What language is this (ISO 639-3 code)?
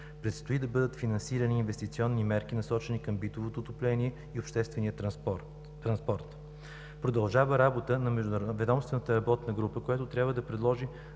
bul